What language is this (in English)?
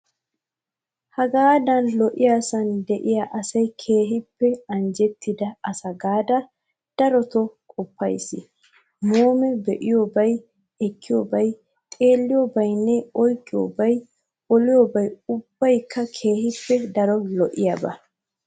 Wolaytta